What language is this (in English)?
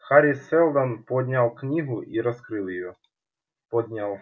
Russian